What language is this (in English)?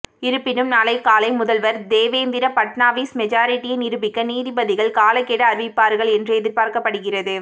Tamil